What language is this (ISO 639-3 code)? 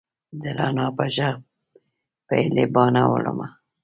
pus